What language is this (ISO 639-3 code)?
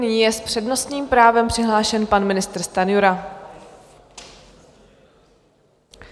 ces